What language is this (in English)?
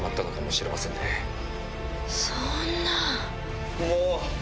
Japanese